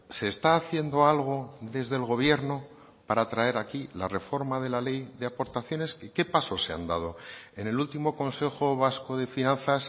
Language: Spanish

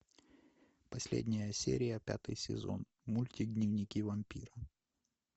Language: Russian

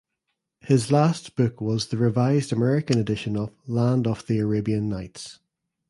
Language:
English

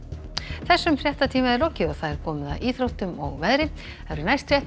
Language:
Icelandic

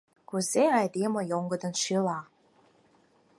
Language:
Mari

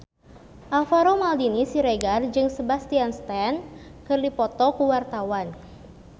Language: Sundanese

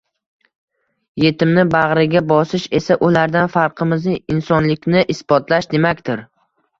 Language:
Uzbek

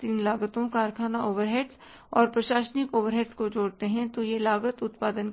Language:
Hindi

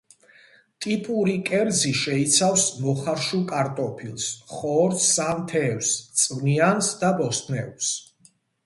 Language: Georgian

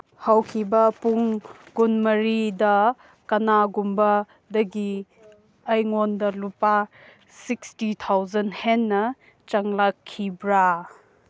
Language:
Manipuri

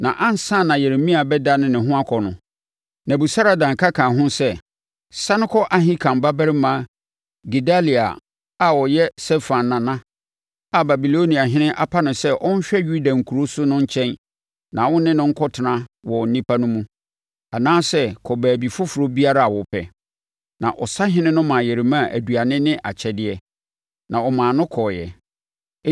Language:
Akan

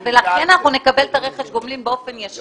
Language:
Hebrew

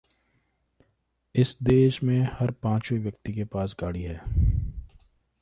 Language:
Hindi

